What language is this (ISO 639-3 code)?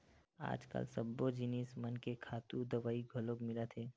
hne